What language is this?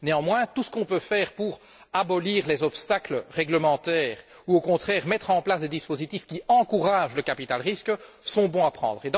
French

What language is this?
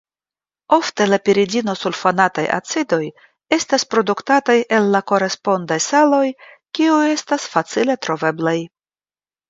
Esperanto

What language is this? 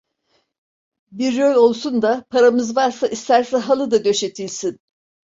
Turkish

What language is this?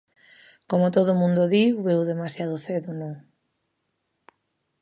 Galician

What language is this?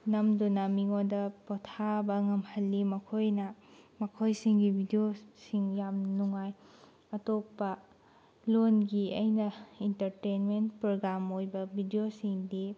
Manipuri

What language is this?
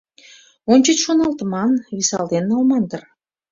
Mari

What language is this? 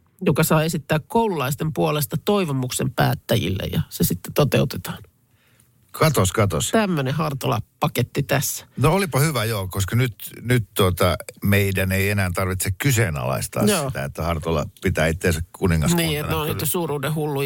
Finnish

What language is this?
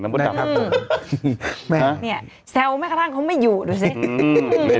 Thai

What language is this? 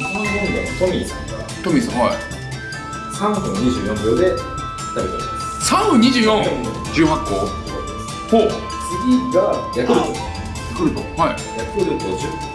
Japanese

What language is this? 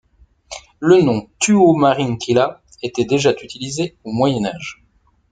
French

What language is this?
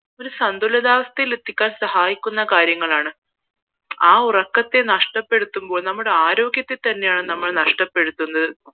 Malayalam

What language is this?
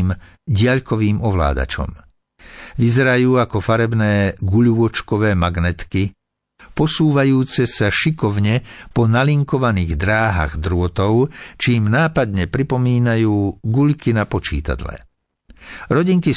Slovak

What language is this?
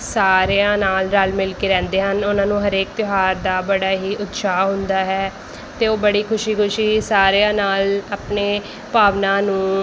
Punjabi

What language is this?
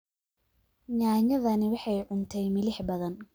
Somali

